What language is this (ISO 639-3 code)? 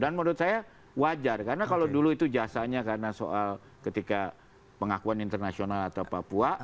ind